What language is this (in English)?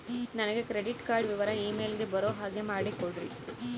Kannada